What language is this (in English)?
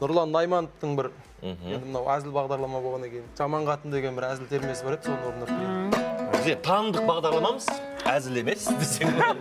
Turkish